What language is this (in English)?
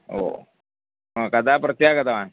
Sanskrit